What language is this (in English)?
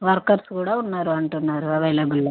Telugu